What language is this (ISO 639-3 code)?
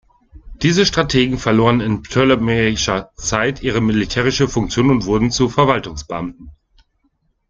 deu